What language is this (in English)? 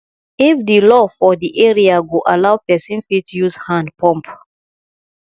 Nigerian Pidgin